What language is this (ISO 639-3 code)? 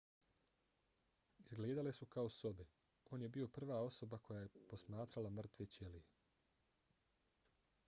bos